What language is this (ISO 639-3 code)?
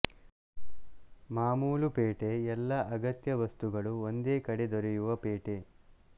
kan